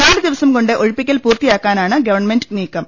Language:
Malayalam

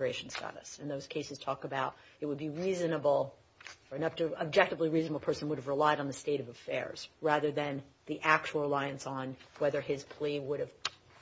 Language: English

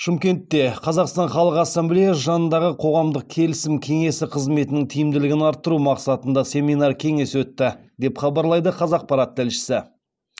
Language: Kazakh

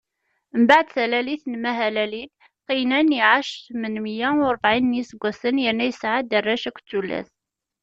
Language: Kabyle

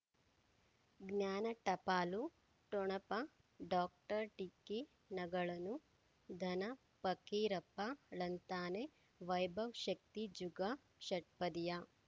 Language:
Kannada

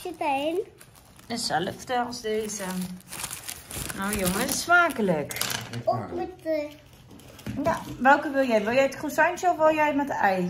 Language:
Dutch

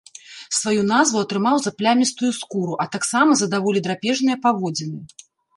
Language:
Belarusian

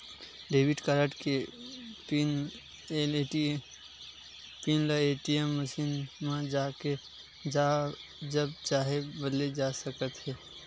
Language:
Chhattisgarhi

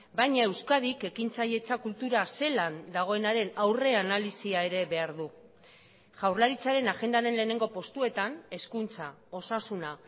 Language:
Basque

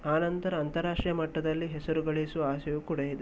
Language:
Kannada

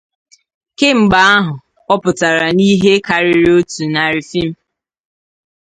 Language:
Igbo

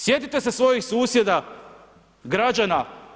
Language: Croatian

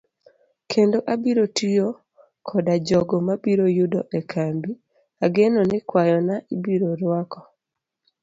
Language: Luo (Kenya and Tanzania)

